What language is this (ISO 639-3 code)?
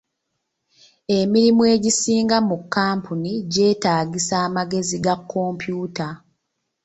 lug